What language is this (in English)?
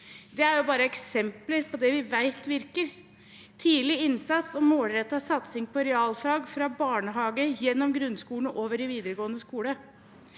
Norwegian